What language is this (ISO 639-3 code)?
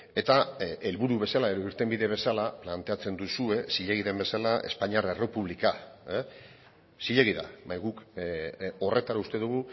eus